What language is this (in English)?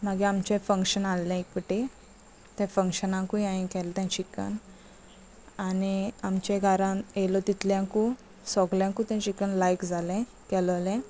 Konkani